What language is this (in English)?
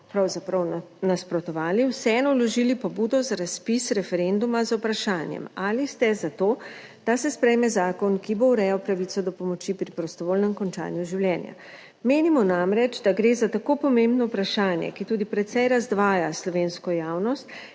Slovenian